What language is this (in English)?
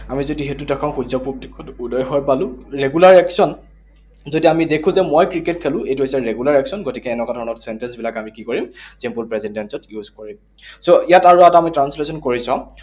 Assamese